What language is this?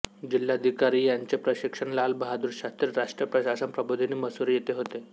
Marathi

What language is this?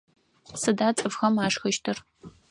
Adyghe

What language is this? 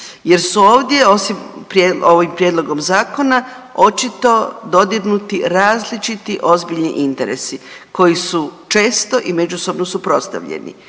Croatian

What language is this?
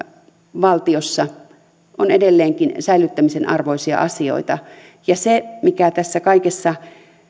Finnish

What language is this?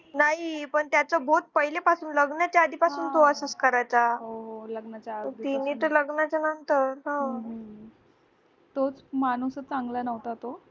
Marathi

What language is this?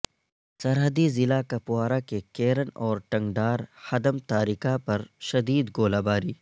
Urdu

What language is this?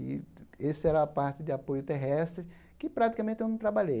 Portuguese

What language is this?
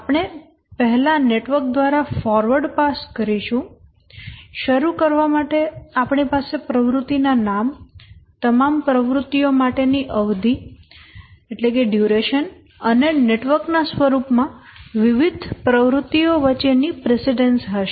Gujarati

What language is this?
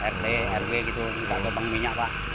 Indonesian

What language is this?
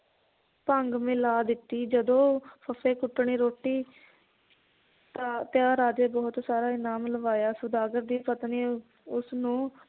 Punjabi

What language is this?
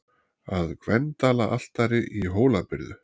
Icelandic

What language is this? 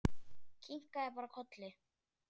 Icelandic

